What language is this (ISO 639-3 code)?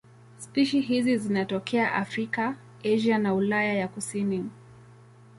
swa